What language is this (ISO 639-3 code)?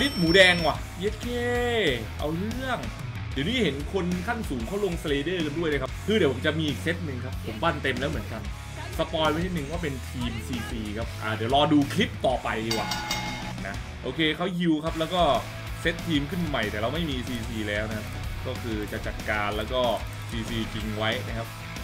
tha